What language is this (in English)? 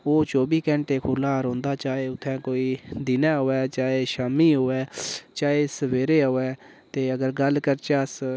Dogri